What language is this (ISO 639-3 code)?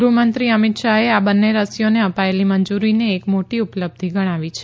guj